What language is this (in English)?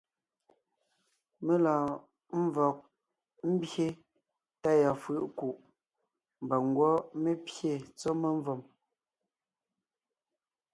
Ngiemboon